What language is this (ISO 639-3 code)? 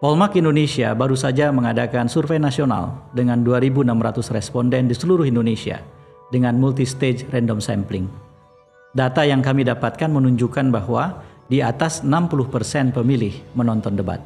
ind